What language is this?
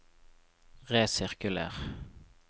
Norwegian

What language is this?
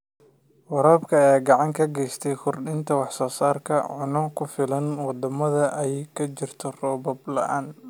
Somali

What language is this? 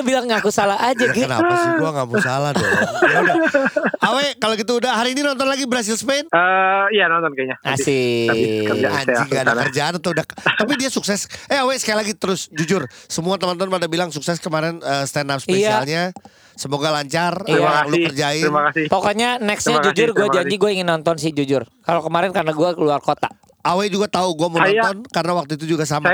Indonesian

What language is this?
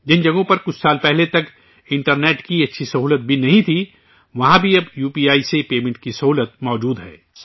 Urdu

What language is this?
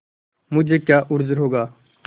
Hindi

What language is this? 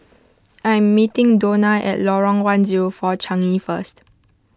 English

